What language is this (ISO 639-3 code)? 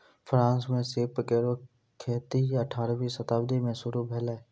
mai